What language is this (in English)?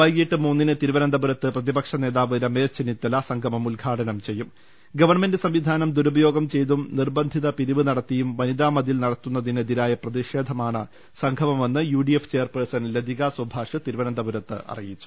Malayalam